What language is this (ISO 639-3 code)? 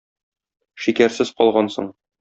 tat